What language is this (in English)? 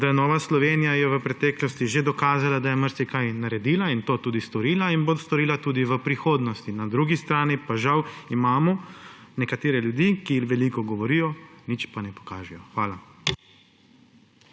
Slovenian